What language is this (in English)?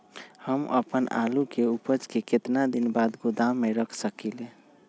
Magahi